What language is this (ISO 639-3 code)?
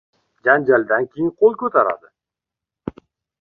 uzb